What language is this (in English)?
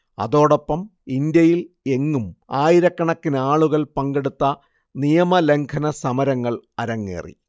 Malayalam